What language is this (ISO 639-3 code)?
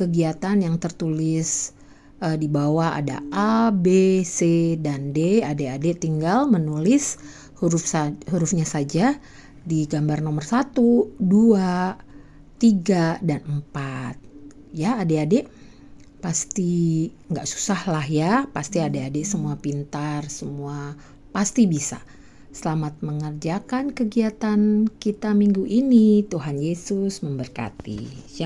ind